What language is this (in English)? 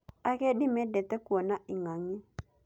Kikuyu